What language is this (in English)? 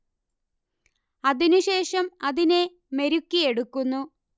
Malayalam